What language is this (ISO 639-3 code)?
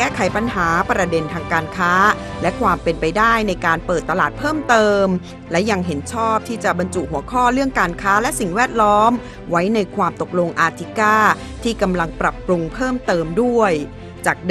tha